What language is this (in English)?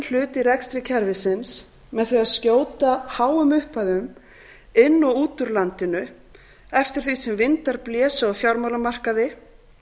Icelandic